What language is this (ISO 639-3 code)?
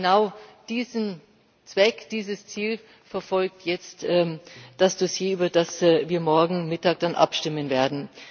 deu